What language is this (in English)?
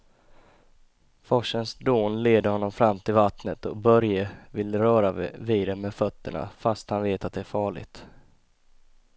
Swedish